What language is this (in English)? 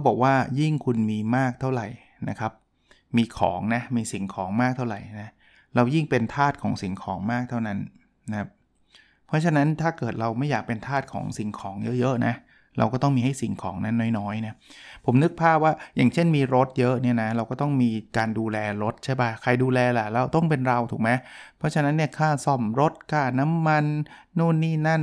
Thai